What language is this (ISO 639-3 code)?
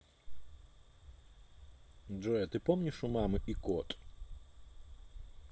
rus